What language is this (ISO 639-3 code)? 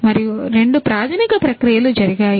tel